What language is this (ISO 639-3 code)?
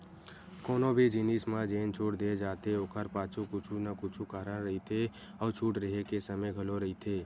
hne